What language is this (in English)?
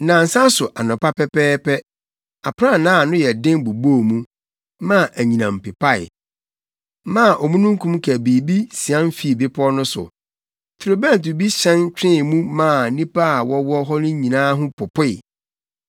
Akan